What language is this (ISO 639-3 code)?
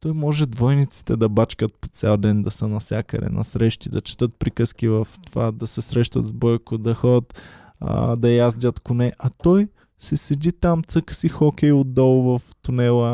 bul